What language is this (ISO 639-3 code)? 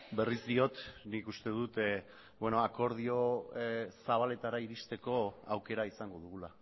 eus